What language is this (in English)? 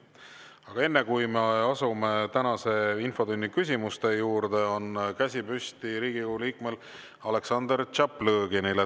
Estonian